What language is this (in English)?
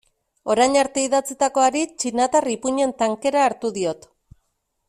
Basque